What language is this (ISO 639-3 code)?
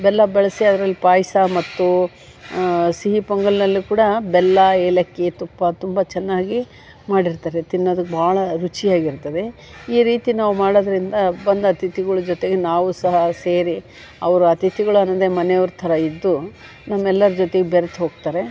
kan